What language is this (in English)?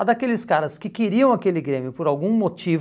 Portuguese